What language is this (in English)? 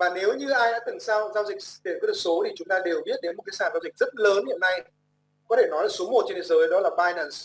Vietnamese